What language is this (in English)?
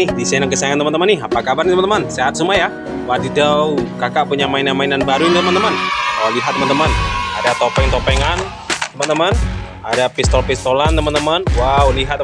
Indonesian